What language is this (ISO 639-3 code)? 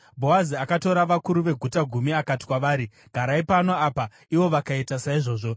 sna